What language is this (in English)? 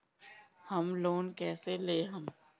Bhojpuri